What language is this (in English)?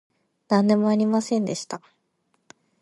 Japanese